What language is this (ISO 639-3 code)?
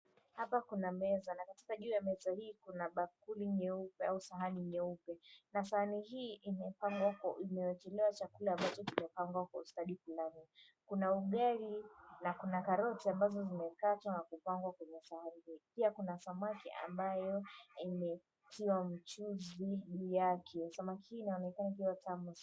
swa